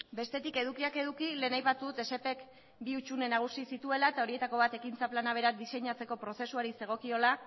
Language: Basque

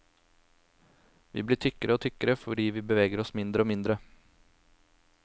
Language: Norwegian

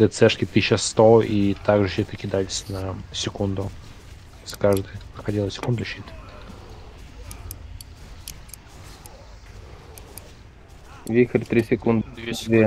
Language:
Russian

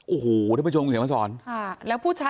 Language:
Thai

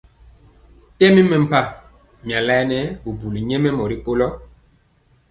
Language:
Mpiemo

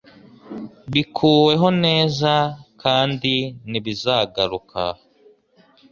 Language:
Kinyarwanda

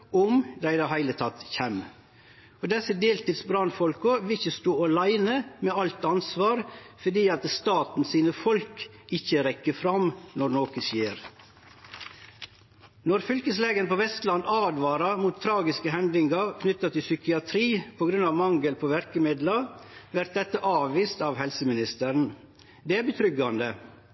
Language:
Norwegian Nynorsk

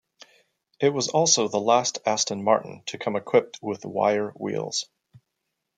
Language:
English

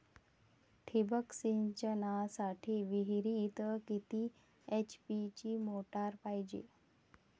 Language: Marathi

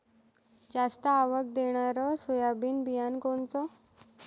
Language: Marathi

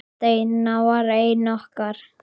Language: Icelandic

